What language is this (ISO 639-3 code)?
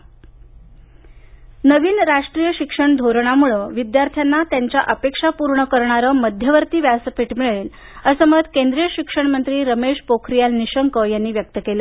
mar